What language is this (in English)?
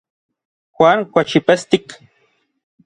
Orizaba Nahuatl